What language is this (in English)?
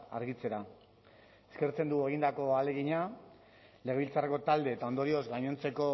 Basque